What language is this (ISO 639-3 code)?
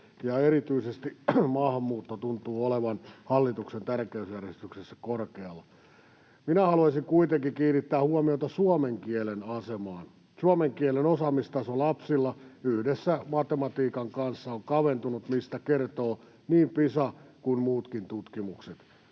fin